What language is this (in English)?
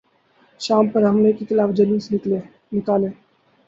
Urdu